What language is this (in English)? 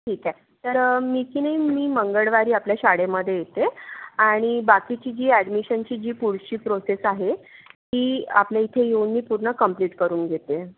Marathi